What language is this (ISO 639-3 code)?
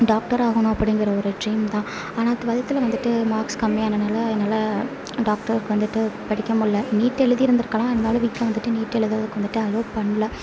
tam